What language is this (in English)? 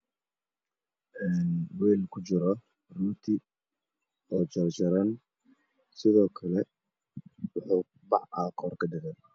Somali